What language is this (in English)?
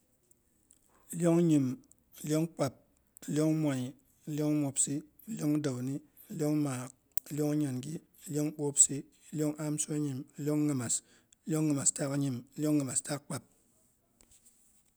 Boghom